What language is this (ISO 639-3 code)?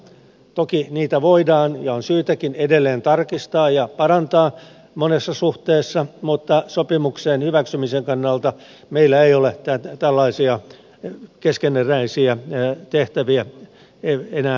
fin